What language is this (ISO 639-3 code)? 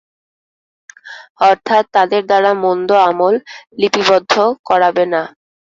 ben